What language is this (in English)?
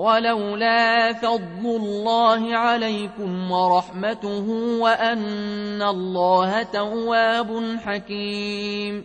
Arabic